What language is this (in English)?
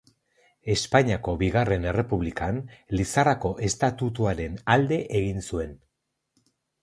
Basque